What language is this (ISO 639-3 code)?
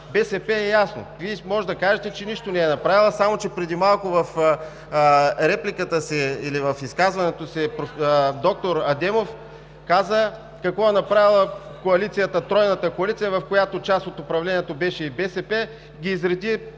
bul